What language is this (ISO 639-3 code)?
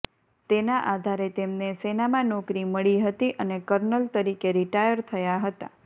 guj